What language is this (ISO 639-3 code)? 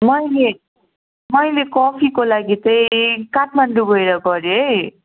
nep